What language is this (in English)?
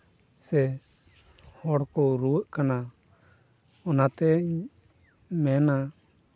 Santali